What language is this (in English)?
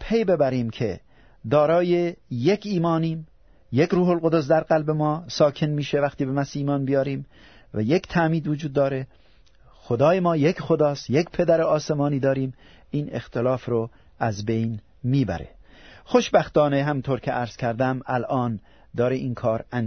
Persian